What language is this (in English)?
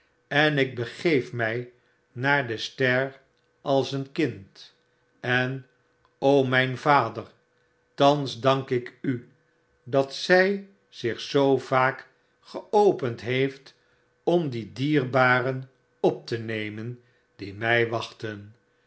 Dutch